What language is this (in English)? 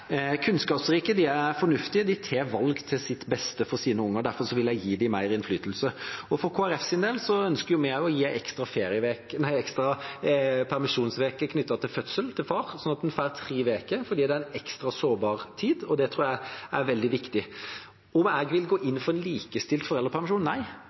Norwegian Bokmål